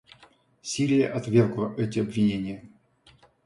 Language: Russian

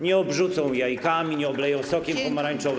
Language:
Polish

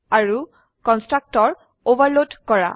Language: Assamese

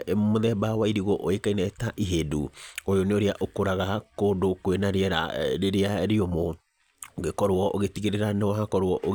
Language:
Kikuyu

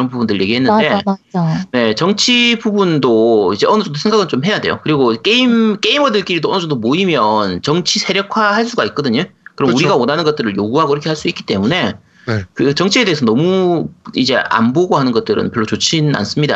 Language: Korean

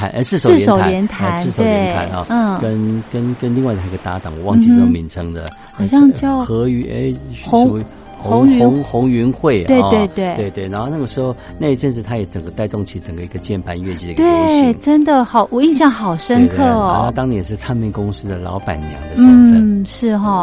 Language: Chinese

